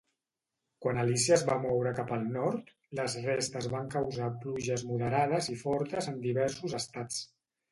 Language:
Catalan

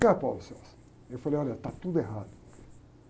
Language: Portuguese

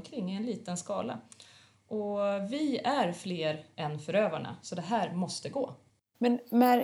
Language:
Swedish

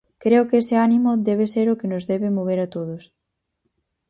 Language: Galician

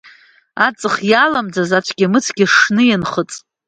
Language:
Abkhazian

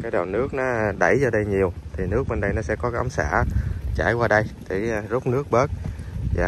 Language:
Vietnamese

